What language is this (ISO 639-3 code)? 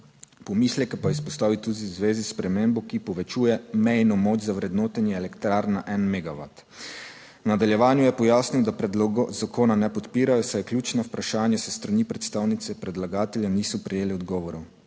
slv